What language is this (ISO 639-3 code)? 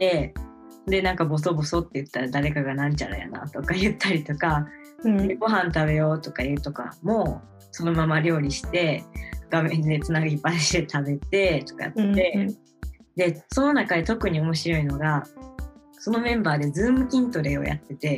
jpn